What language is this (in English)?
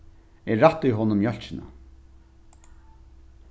Faroese